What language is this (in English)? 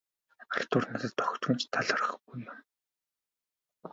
Mongolian